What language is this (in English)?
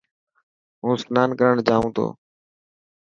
Dhatki